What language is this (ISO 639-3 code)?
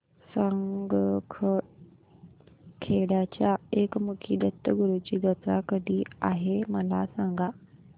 mar